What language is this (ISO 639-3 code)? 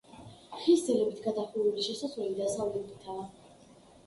kat